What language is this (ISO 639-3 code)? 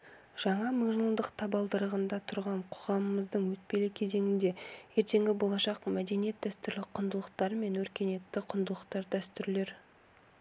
kaz